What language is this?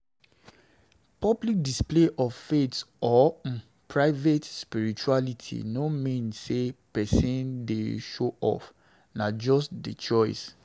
Nigerian Pidgin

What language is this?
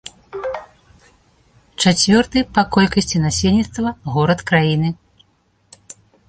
Belarusian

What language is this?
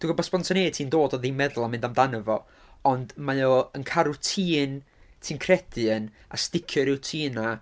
Welsh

